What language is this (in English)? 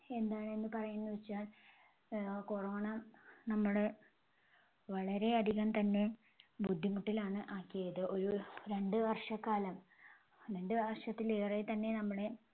Malayalam